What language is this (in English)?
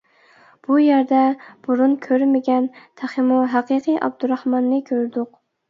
Uyghur